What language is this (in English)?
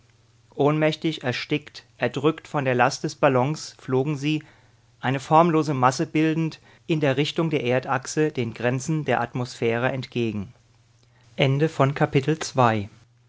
German